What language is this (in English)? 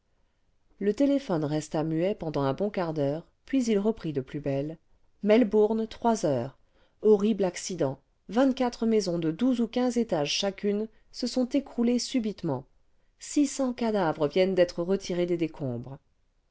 French